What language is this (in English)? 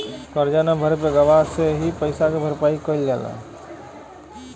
Bhojpuri